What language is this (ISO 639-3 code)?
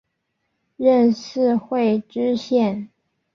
zho